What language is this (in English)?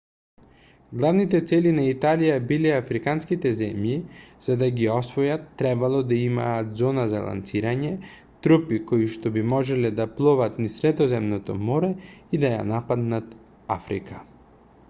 Macedonian